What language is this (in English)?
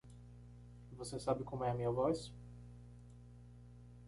Portuguese